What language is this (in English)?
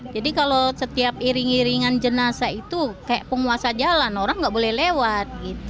Indonesian